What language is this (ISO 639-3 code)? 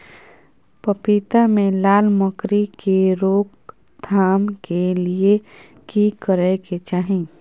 mai